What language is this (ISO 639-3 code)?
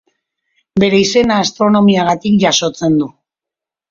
eus